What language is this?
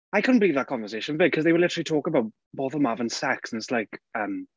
Welsh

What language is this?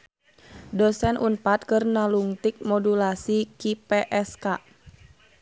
Sundanese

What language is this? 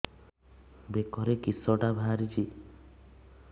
Odia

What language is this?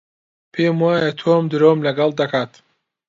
Central Kurdish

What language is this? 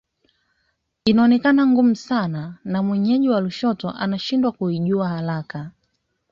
Swahili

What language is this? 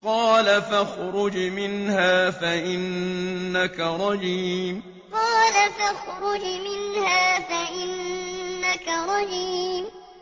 Arabic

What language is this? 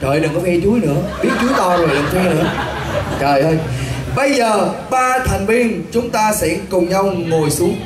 Vietnamese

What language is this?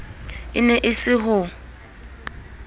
Southern Sotho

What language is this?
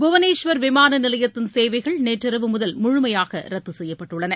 Tamil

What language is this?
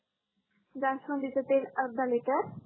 Marathi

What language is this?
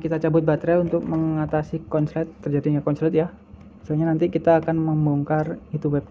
Indonesian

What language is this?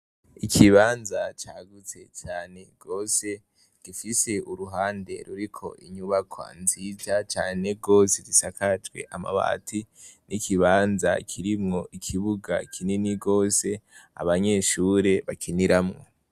Rundi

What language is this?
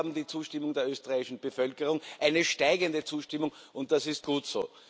German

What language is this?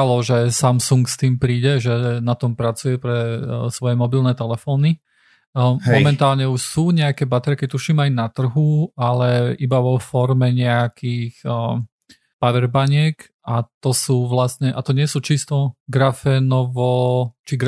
Slovak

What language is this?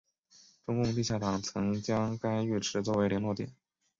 Chinese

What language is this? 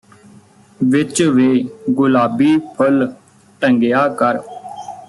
Punjabi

